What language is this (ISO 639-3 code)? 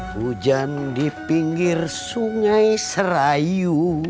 ind